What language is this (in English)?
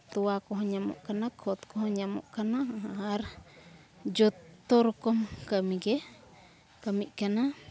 Santali